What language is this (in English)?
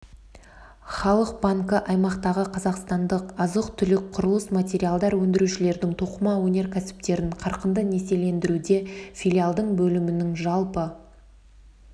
Kazakh